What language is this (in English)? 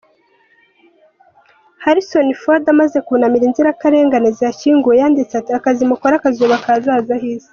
Kinyarwanda